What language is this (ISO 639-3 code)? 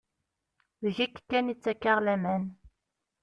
kab